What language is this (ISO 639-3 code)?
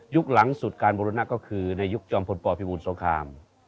tha